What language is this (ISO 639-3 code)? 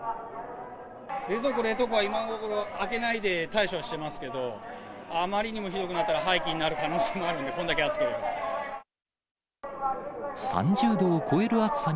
jpn